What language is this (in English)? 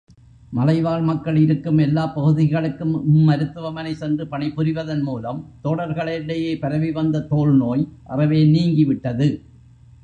Tamil